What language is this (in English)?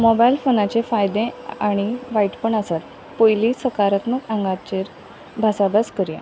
Konkani